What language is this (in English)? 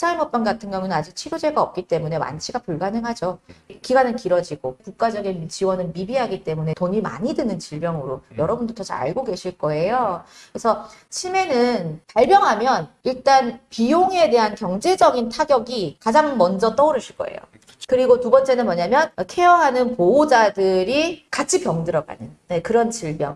Korean